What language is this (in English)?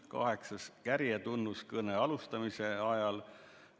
Estonian